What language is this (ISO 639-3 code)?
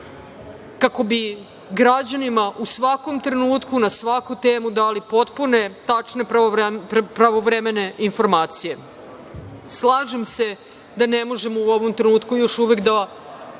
srp